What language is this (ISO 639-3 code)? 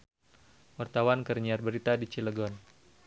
sun